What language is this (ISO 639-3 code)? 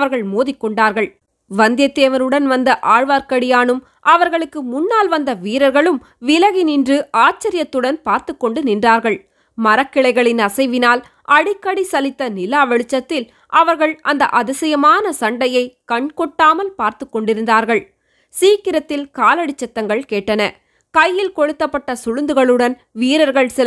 tam